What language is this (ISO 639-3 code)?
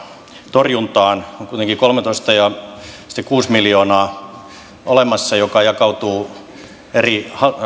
fin